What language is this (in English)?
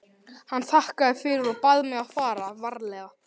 Icelandic